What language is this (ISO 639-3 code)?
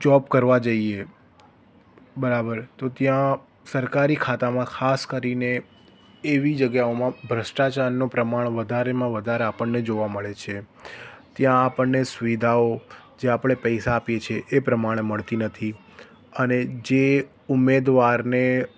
guj